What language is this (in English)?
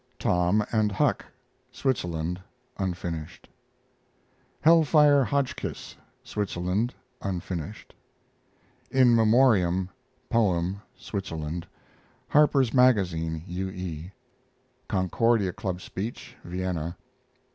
English